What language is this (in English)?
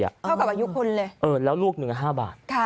Thai